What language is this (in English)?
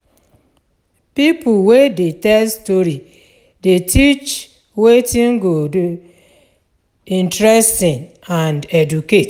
Nigerian Pidgin